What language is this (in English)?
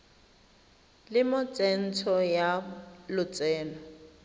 Tswana